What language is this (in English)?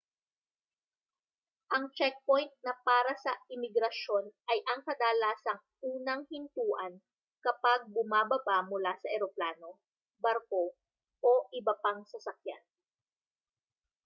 Filipino